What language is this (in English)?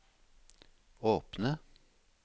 Norwegian